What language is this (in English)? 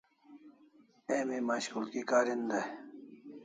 Kalasha